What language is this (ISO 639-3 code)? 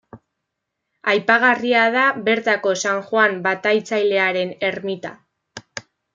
eus